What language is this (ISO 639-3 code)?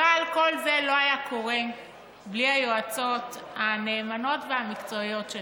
heb